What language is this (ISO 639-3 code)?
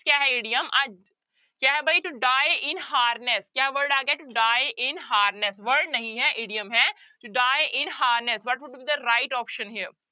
pan